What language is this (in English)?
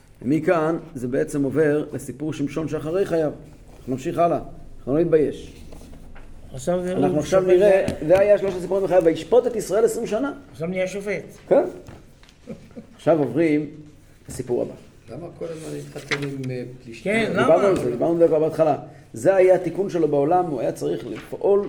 Hebrew